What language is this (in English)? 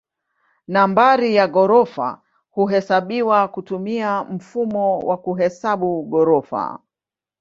Swahili